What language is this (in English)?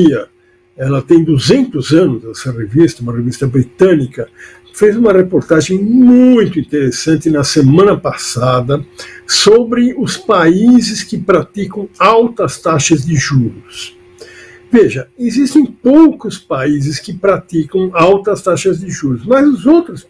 Portuguese